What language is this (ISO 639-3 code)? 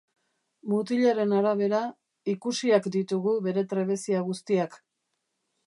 eus